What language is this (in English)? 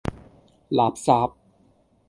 Cantonese